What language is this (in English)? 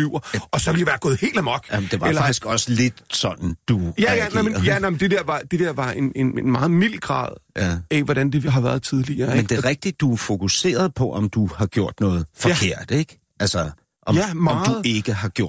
Danish